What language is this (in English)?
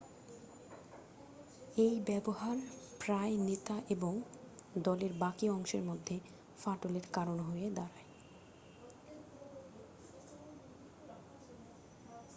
Bangla